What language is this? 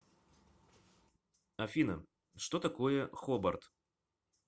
Russian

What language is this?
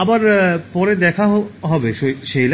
Bangla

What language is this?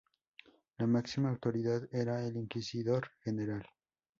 Spanish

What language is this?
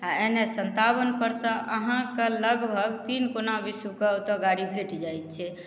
Maithili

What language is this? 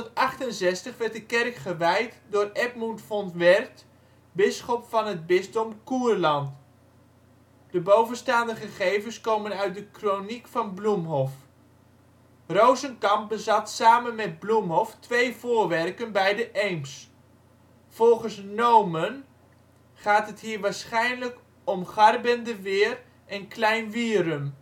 Dutch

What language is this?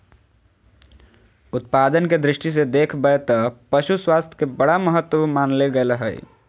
Magahi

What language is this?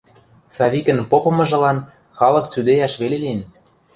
Western Mari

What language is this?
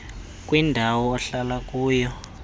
Xhosa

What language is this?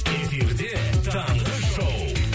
Kazakh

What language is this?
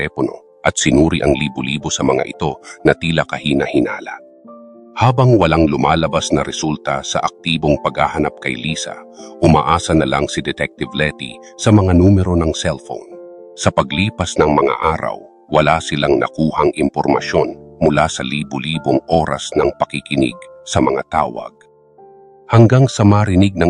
Filipino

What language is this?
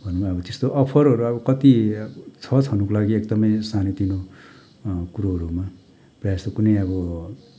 Nepali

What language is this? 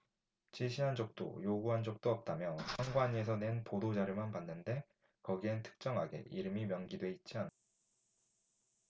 Korean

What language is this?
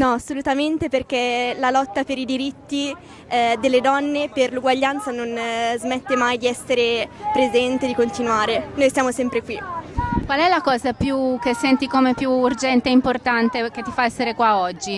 Italian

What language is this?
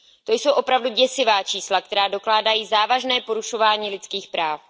Czech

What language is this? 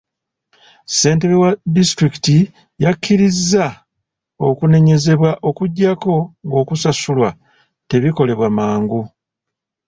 Ganda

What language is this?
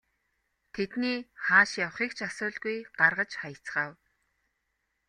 Mongolian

